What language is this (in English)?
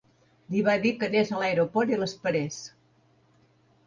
Catalan